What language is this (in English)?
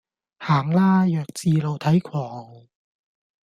Cantonese